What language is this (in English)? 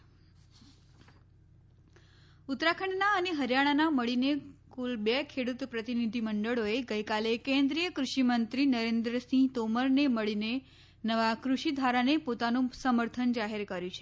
Gujarati